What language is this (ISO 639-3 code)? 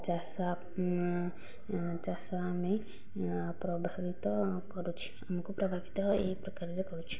ori